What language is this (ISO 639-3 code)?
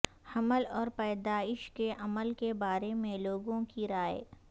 urd